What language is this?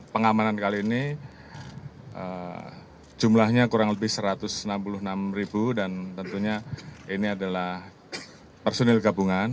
Indonesian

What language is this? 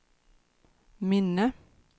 Swedish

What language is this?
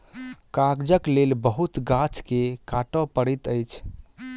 Maithili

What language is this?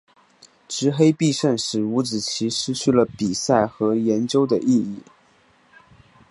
Chinese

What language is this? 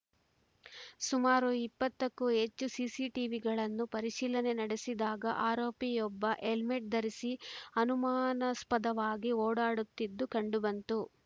Kannada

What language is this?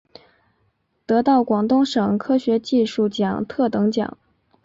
Chinese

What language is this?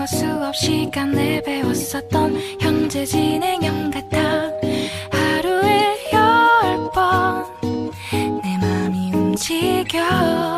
Thai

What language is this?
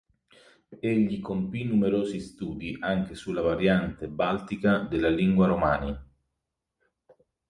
Italian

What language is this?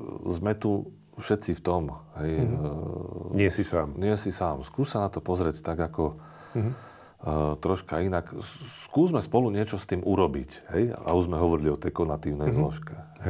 Slovak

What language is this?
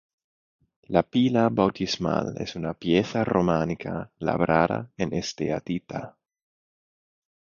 Spanish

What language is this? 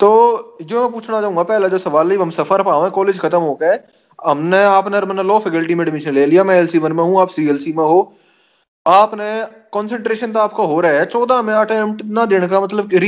Hindi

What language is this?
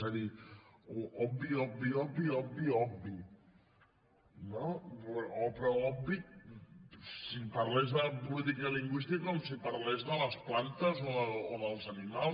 Catalan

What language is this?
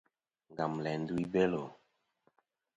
Kom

